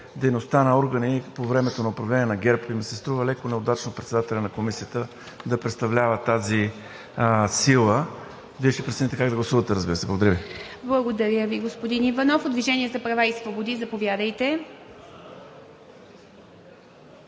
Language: Bulgarian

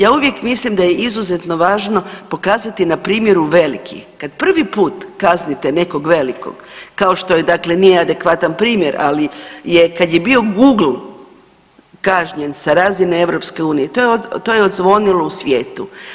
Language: Croatian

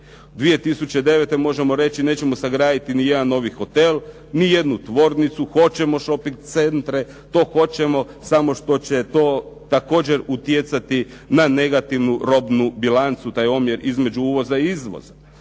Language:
Croatian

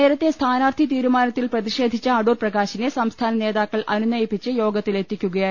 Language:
Malayalam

